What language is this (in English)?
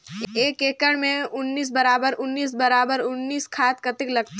Chhattisgarhi